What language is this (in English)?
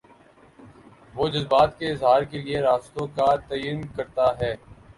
Urdu